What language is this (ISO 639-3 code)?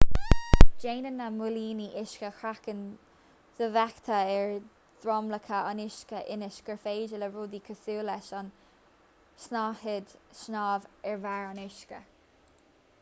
gle